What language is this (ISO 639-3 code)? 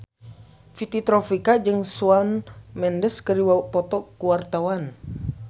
sun